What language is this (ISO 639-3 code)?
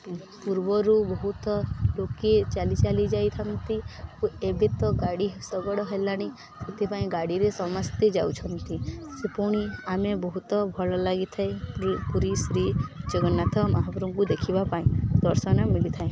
ori